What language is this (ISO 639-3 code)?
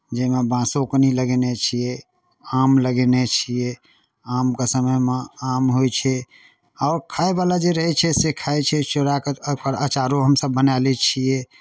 mai